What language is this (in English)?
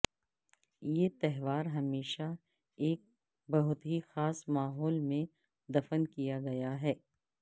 Urdu